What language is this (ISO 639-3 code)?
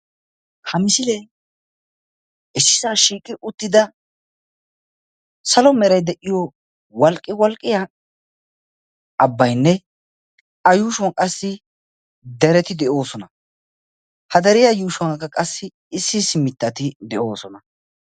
wal